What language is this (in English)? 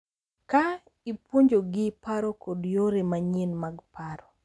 Luo (Kenya and Tanzania)